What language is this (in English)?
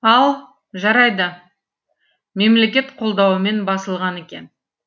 Kazakh